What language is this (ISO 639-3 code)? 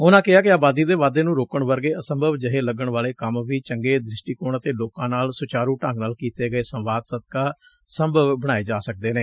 pan